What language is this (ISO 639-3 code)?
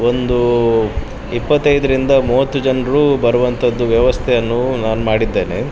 kan